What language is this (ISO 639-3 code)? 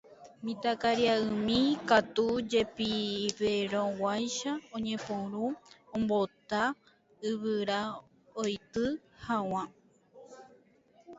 grn